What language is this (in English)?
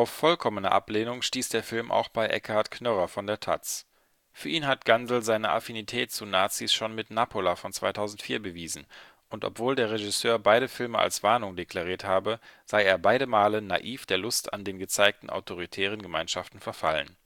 German